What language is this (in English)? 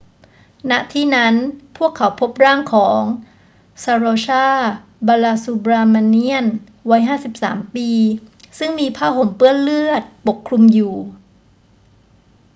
Thai